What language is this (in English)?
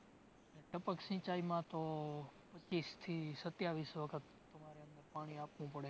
Gujarati